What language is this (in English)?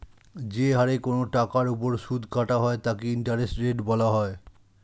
Bangla